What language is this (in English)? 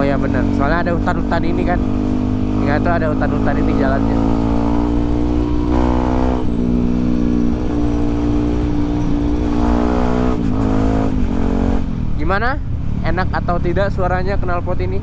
Indonesian